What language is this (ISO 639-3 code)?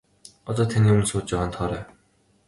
mon